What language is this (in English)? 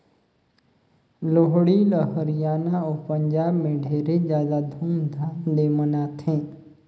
Chhattisgarhi